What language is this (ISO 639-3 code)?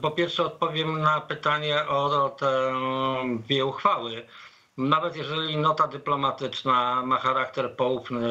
pol